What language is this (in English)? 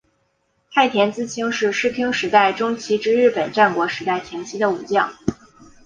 Chinese